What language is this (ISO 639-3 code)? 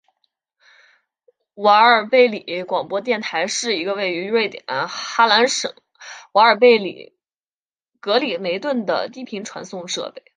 zho